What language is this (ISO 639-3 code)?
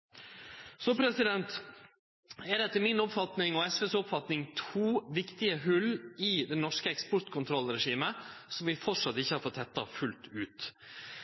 nno